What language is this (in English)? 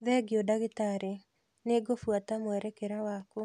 Kikuyu